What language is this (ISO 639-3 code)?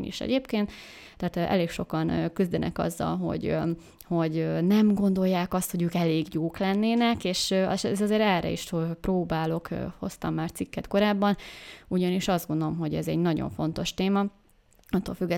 hun